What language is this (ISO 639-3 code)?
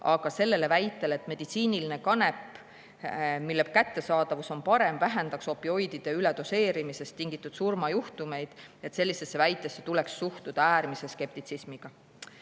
est